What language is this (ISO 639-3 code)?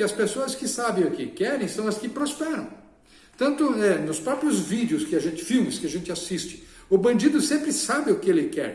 por